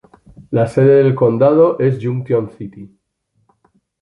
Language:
Spanish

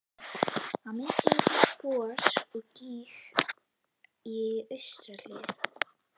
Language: Icelandic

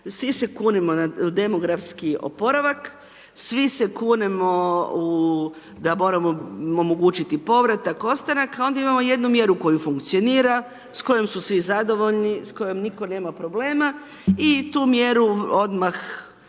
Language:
Croatian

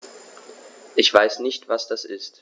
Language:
German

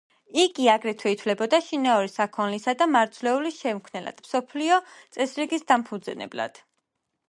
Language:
Georgian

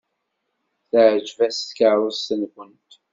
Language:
Kabyle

